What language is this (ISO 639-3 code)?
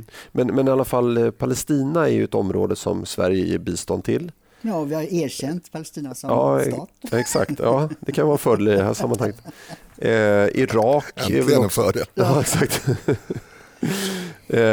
swe